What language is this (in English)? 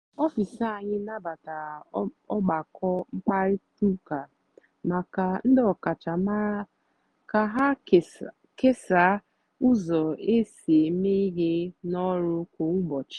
Igbo